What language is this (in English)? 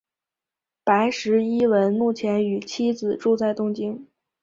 Chinese